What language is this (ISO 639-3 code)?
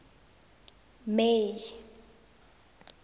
tsn